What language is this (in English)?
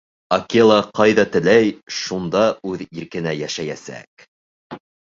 Bashkir